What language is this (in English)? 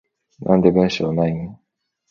Japanese